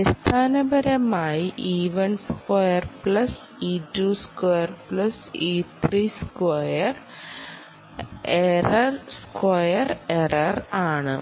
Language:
Malayalam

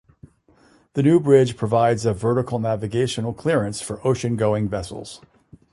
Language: English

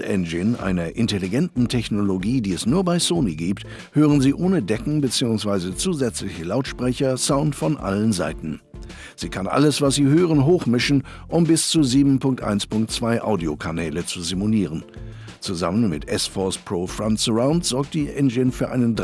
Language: German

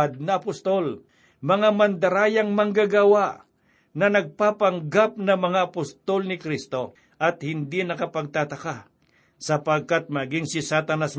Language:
Filipino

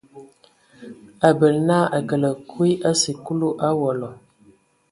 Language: Ewondo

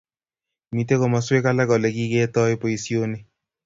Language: Kalenjin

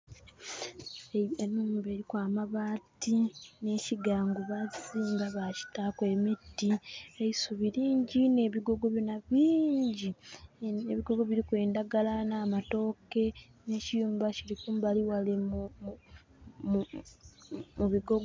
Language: Soga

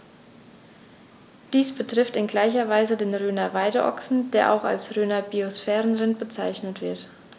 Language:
German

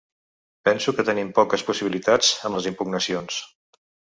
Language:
Catalan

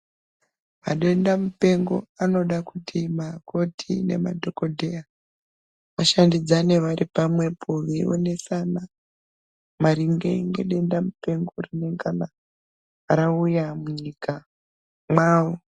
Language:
Ndau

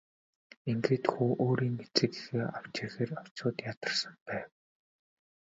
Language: Mongolian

